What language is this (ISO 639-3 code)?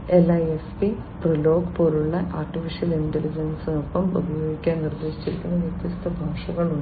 mal